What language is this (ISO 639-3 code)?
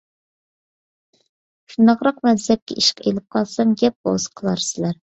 uig